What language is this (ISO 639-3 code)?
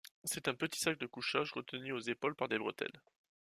fra